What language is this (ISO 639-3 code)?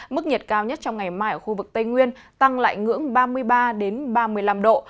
vie